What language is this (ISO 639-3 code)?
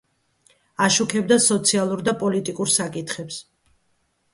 kat